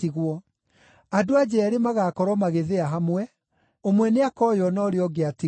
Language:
Kikuyu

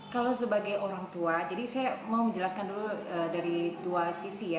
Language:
Indonesian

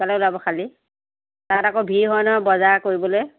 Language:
Assamese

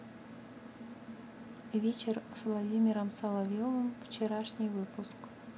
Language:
Russian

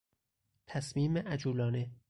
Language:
Persian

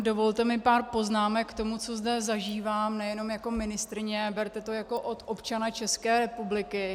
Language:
Czech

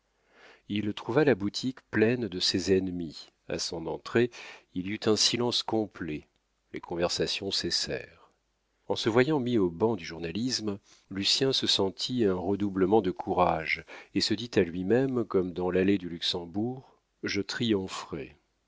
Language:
French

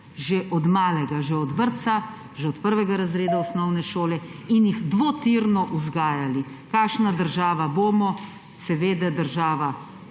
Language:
Slovenian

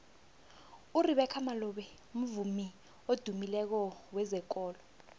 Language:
South Ndebele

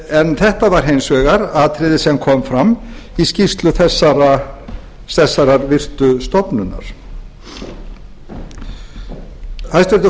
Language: Icelandic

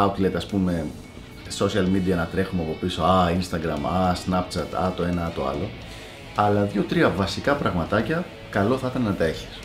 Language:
Greek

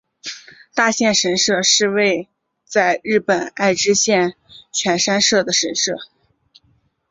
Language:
Chinese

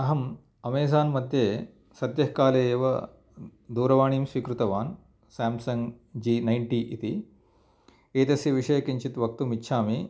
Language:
Sanskrit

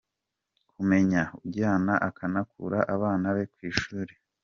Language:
Kinyarwanda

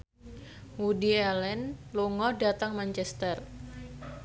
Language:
Javanese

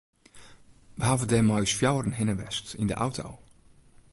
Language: Western Frisian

